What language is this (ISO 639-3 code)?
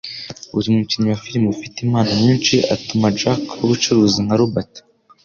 kin